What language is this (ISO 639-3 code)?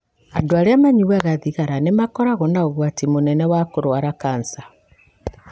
kik